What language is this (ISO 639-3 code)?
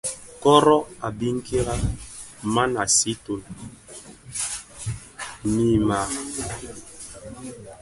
ksf